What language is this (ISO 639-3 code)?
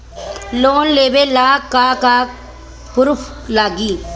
bho